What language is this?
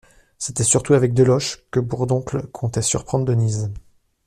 French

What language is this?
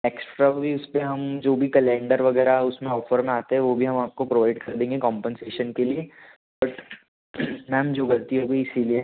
Hindi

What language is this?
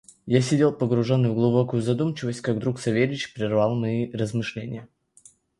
Russian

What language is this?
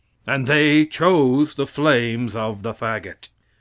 English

